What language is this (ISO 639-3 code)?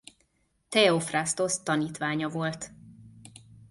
hun